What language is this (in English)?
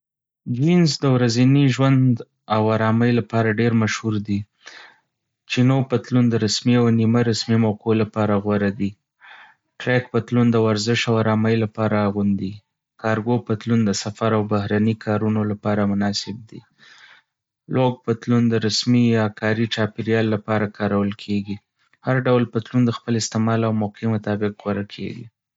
Pashto